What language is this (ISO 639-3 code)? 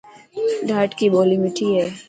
mki